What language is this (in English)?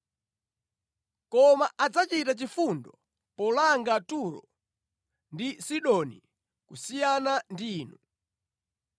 Nyanja